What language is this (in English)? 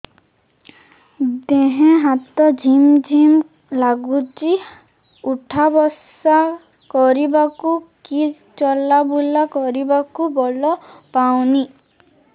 Odia